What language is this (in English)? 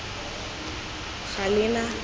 Tswana